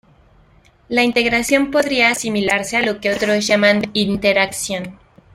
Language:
Spanish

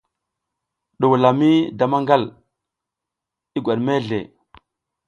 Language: South Giziga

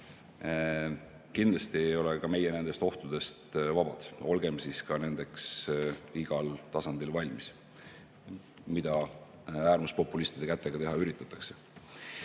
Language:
Estonian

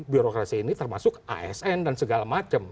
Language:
Indonesian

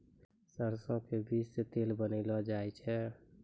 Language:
Maithili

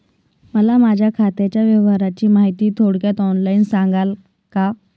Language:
Marathi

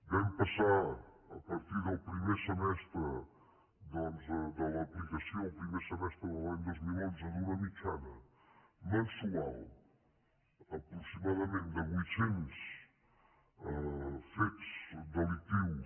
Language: Catalan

